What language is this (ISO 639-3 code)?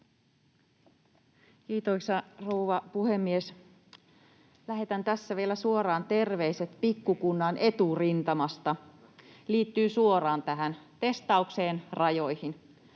fin